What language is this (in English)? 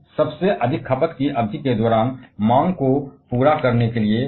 Hindi